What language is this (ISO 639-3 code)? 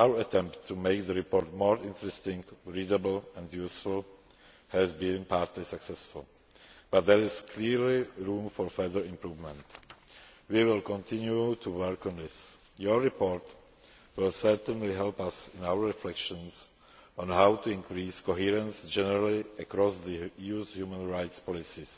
eng